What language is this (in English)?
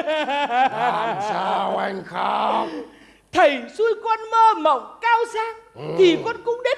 Vietnamese